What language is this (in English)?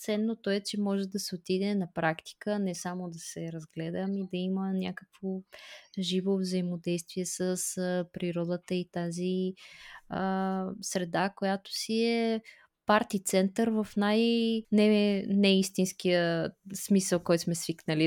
Bulgarian